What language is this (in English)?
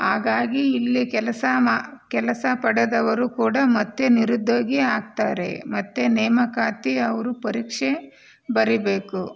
Kannada